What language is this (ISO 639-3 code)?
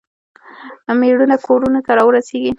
pus